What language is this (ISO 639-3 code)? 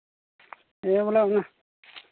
sat